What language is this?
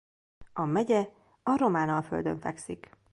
Hungarian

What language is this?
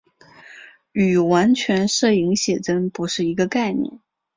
Chinese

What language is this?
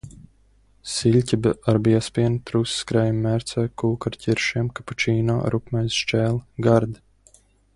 Latvian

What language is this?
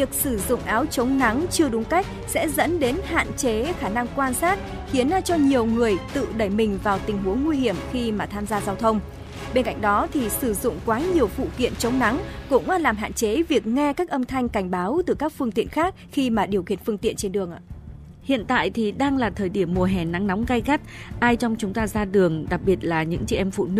Vietnamese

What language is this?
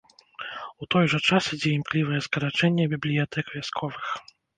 Belarusian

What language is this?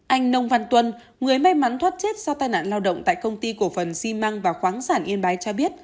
Vietnamese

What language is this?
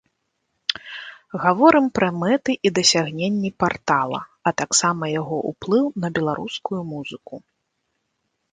Belarusian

